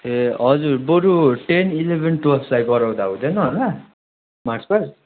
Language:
Nepali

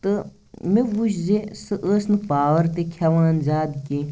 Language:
Kashmiri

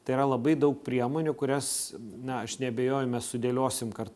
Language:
Lithuanian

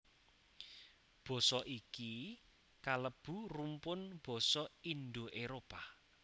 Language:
Javanese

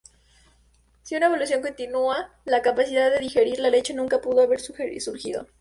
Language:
Spanish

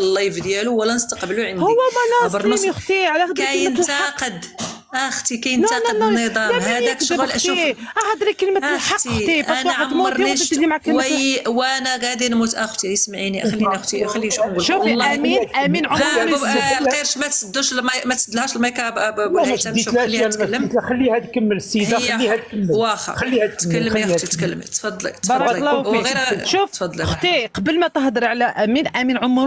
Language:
Arabic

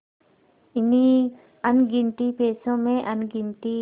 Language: Hindi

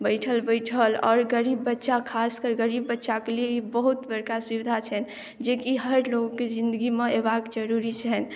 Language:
Maithili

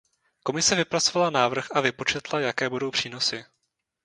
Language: Czech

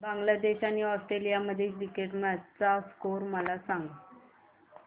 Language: Marathi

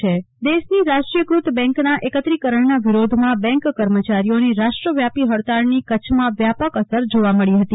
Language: Gujarati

